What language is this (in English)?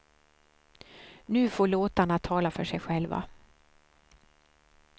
Swedish